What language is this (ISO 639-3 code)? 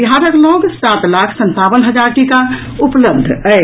mai